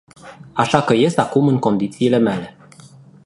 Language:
Romanian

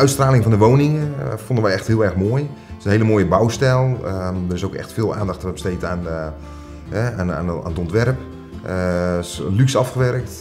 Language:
Dutch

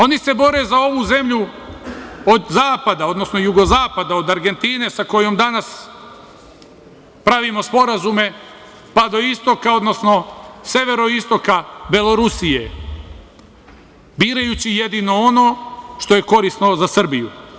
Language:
Serbian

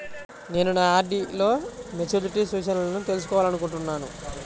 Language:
Telugu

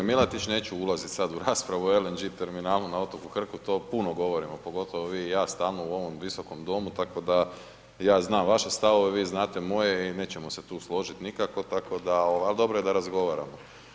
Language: Croatian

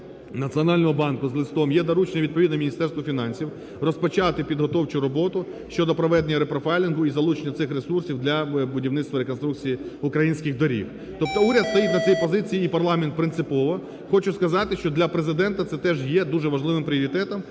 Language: Ukrainian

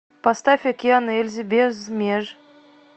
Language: Russian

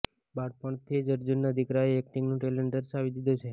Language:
Gujarati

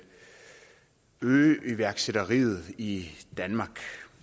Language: Danish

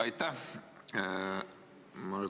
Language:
Estonian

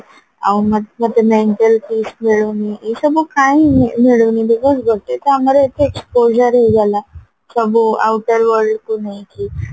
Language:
Odia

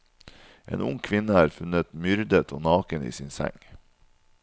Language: Norwegian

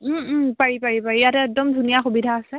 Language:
Assamese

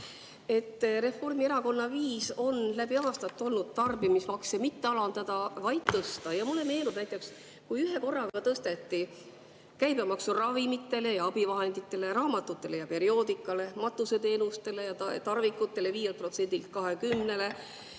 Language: Estonian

